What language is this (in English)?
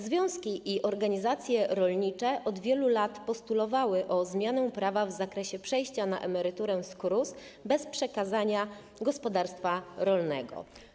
Polish